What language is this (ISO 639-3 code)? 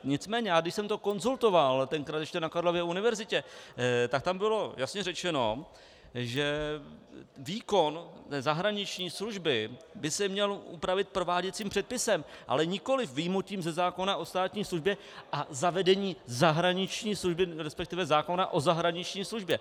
ces